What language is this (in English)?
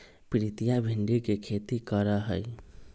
Magahi